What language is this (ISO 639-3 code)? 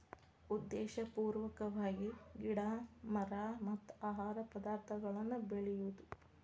kan